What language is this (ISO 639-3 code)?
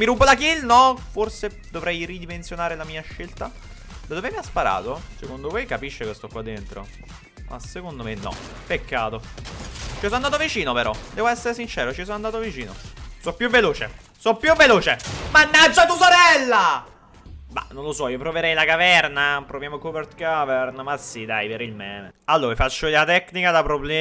ita